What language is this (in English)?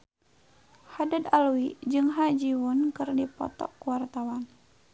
Sundanese